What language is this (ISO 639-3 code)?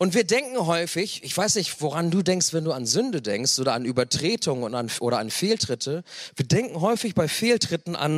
deu